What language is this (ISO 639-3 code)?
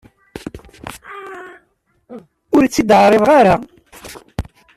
kab